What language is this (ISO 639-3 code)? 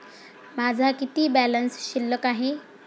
mar